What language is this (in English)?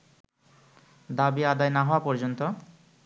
Bangla